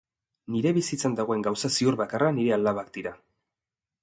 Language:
Basque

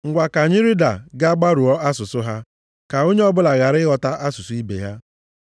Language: Igbo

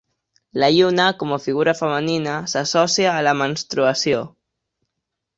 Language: Catalan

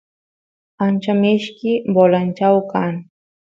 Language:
Santiago del Estero Quichua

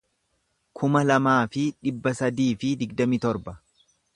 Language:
Oromo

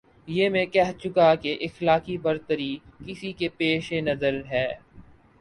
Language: Urdu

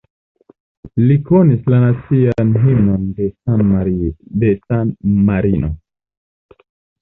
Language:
Esperanto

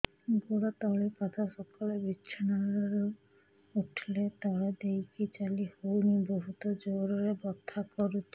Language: Odia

